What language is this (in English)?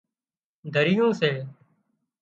Wadiyara Koli